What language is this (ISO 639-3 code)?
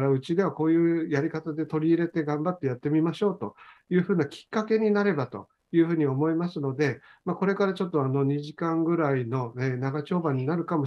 jpn